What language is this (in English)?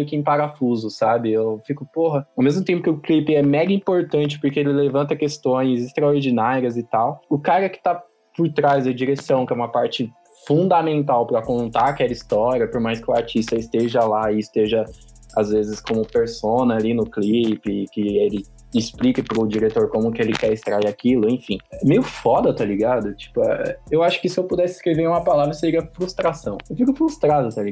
Portuguese